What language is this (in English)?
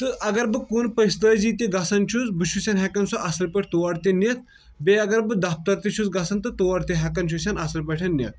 Kashmiri